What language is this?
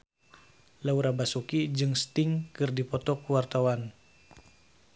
Sundanese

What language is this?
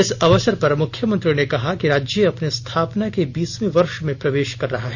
Hindi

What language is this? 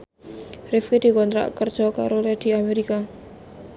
Javanese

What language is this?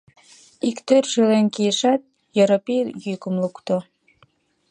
Mari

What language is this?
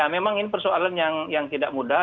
Indonesian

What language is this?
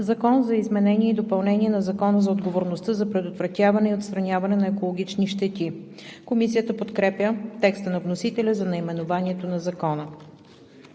Bulgarian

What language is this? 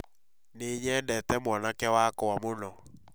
Kikuyu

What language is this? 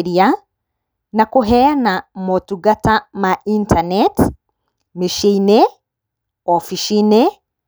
Kikuyu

